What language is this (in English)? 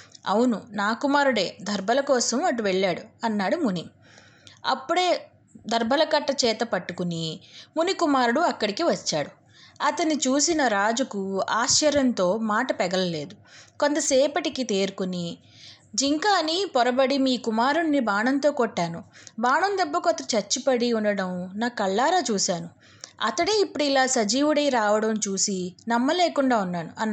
Telugu